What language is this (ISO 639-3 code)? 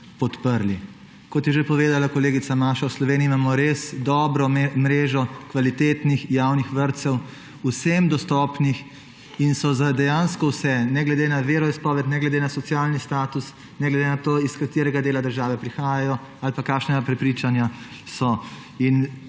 slv